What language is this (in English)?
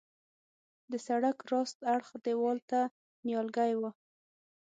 Pashto